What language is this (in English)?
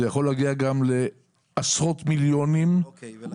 Hebrew